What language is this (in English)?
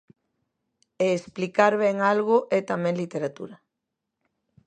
Galician